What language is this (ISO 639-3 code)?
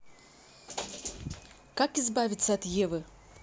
rus